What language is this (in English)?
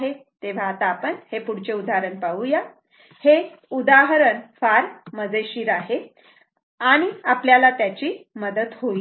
Marathi